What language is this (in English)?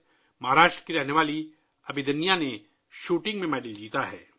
Urdu